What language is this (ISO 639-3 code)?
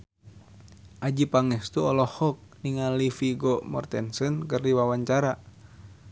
sun